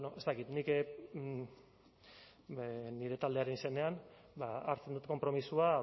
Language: Basque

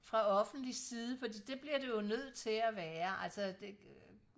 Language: Danish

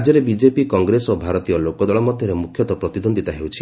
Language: Odia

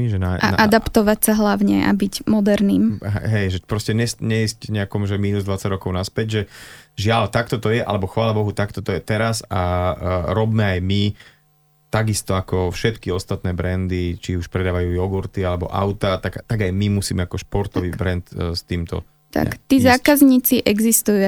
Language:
Slovak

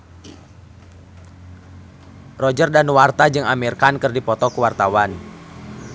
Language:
Sundanese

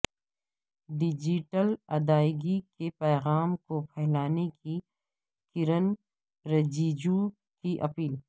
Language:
Urdu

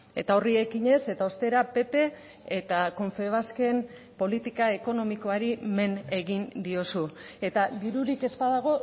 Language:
Basque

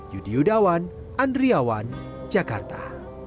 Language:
Indonesian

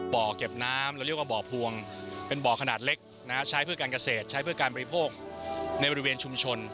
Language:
Thai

